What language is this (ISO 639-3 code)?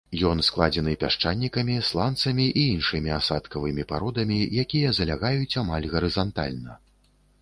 bel